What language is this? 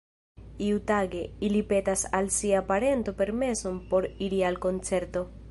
Esperanto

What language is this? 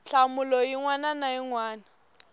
Tsonga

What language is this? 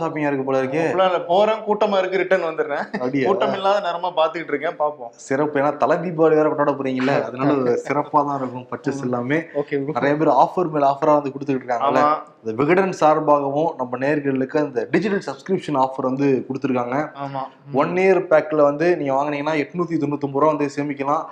Tamil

